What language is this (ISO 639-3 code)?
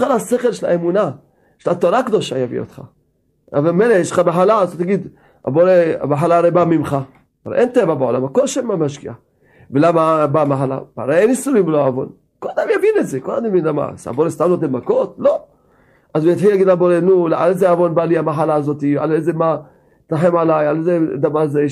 heb